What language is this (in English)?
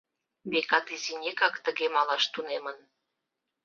Mari